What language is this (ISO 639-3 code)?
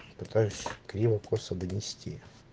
rus